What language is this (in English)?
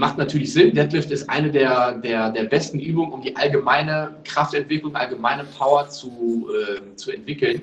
German